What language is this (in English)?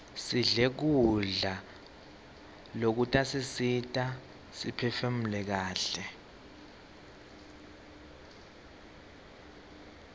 Swati